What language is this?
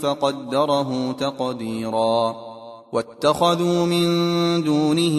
Arabic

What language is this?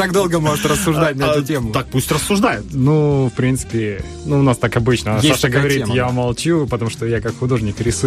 Russian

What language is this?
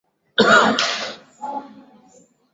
Swahili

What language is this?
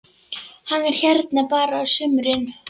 Icelandic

